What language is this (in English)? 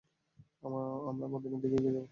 Bangla